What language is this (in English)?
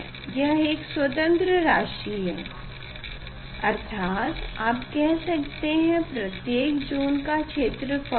Hindi